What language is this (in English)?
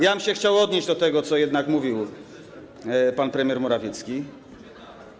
Polish